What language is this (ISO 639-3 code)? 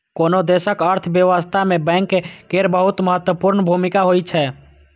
mai